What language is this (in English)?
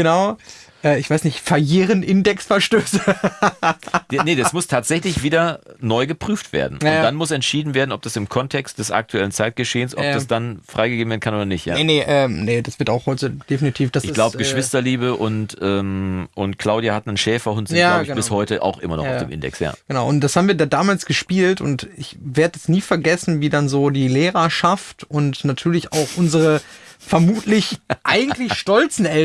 German